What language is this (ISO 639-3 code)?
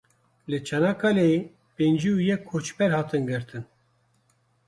kur